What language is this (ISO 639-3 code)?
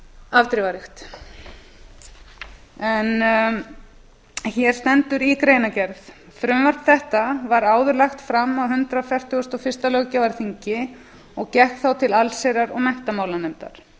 isl